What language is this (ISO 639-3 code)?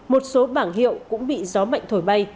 vie